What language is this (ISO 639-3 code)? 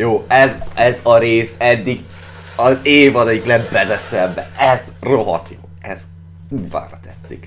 hun